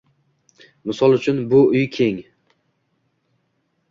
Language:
Uzbek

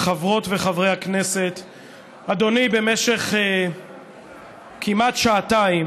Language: Hebrew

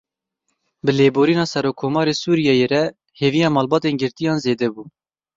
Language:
Kurdish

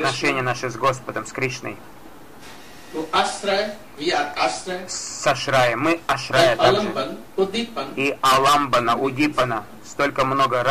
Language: Russian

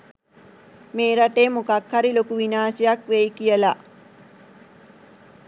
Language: Sinhala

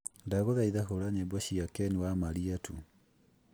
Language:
Kikuyu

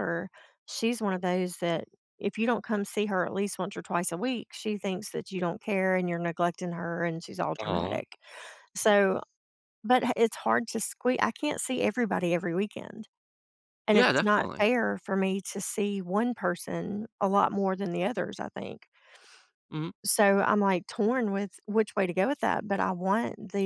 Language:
English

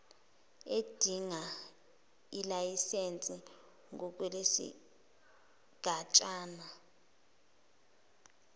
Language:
Zulu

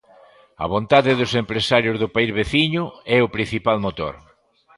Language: Galician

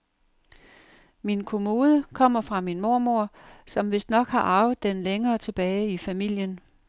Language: Danish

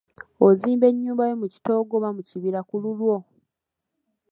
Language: Ganda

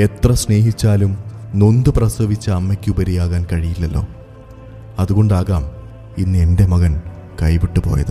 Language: Malayalam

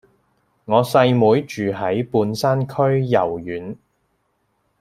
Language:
Cantonese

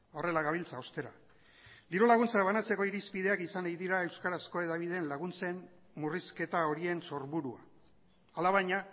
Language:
Basque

